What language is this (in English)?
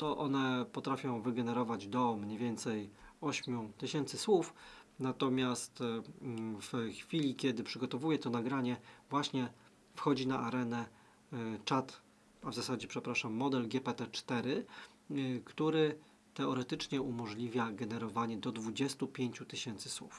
Polish